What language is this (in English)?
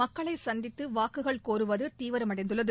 Tamil